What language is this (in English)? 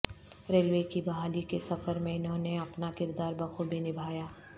Urdu